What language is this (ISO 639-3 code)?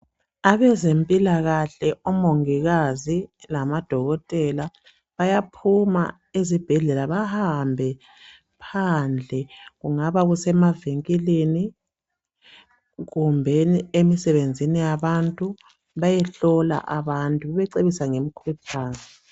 nde